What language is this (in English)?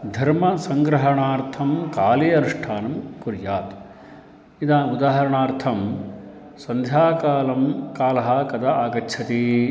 Sanskrit